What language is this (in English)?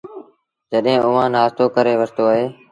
Sindhi Bhil